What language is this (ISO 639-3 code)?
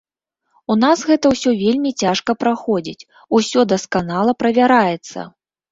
bel